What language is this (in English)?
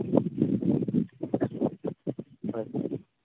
Assamese